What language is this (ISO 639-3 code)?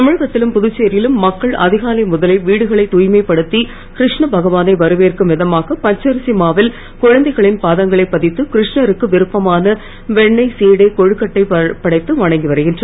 tam